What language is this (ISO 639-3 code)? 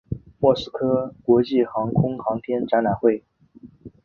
zho